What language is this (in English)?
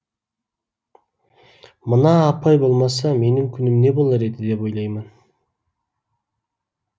Kazakh